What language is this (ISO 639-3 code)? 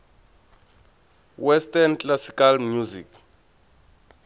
tso